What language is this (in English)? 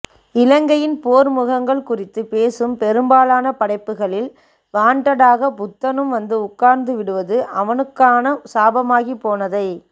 Tamil